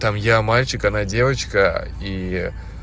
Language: Russian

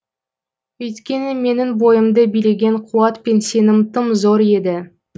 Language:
Kazakh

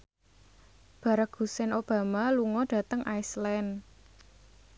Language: Javanese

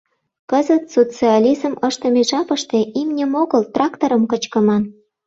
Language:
Mari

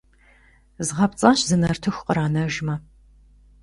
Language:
Kabardian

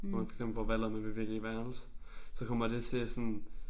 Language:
Danish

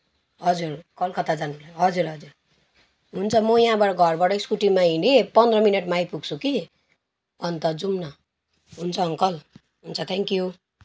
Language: Nepali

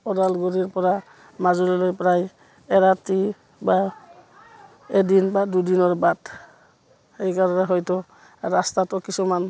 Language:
Assamese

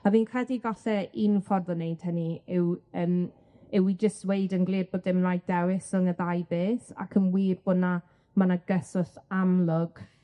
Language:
Welsh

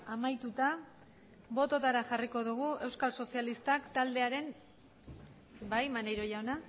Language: Basque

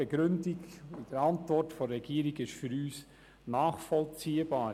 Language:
Swiss German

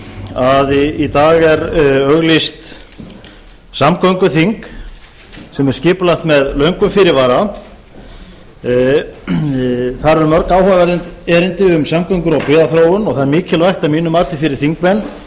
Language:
Icelandic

